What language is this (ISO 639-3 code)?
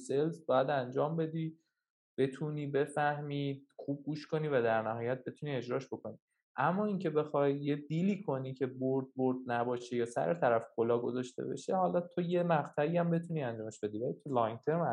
fas